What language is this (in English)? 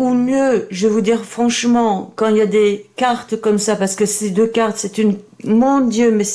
French